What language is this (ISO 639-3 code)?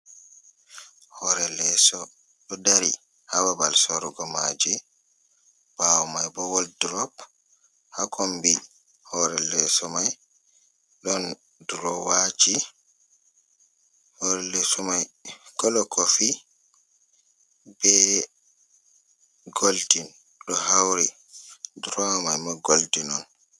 ful